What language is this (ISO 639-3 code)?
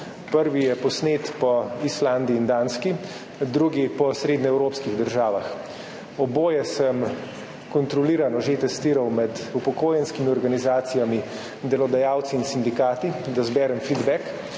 slv